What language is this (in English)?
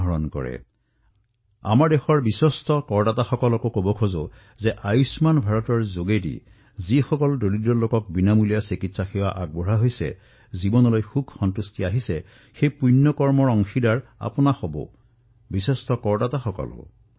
Assamese